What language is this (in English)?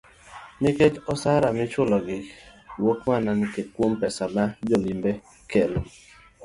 Luo (Kenya and Tanzania)